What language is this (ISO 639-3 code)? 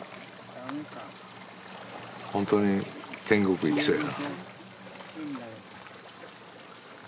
jpn